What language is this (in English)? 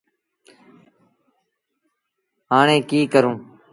Sindhi Bhil